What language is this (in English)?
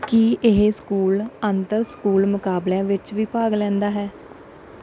Punjabi